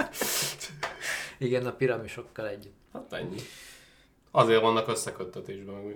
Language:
Hungarian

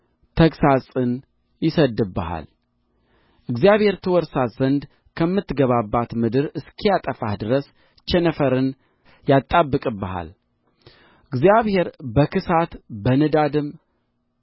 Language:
Amharic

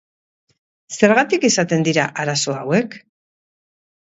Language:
Basque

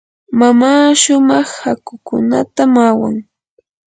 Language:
Yanahuanca Pasco Quechua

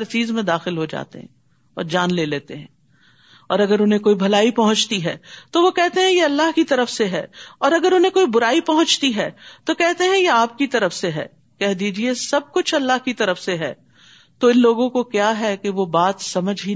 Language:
Urdu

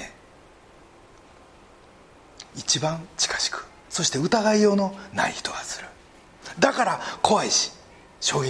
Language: Japanese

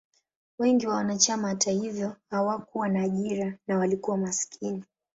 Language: Swahili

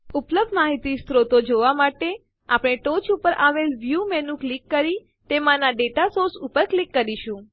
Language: Gujarati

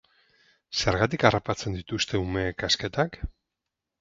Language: Basque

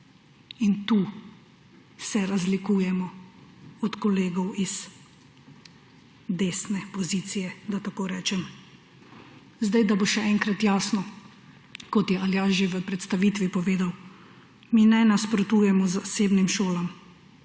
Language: Slovenian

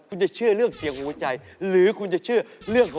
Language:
Thai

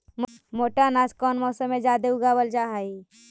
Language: Magahi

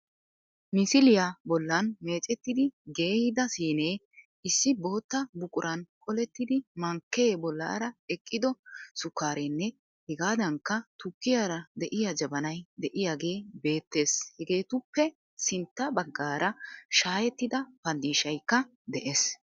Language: Wolaytta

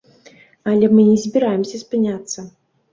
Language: Belarusian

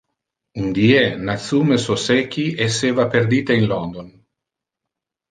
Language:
Interlingua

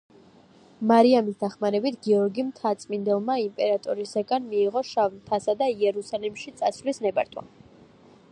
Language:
Georgian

